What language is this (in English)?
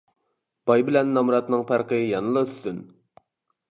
Uyghur